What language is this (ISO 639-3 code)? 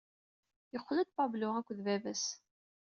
kab